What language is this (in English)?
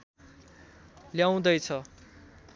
Nepali